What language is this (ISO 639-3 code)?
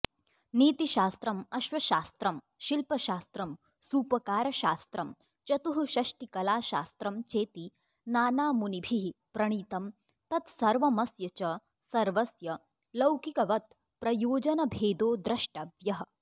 san